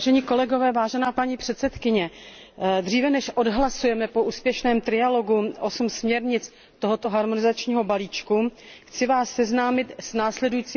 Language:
Czech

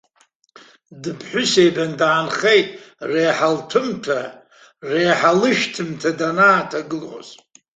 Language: Abkhazian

